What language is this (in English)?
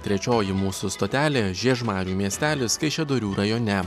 Lithuanian